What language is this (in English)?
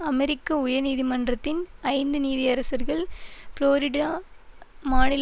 Tamil